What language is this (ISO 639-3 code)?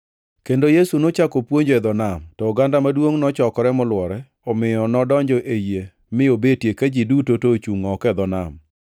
luo